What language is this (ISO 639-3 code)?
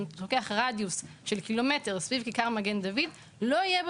heb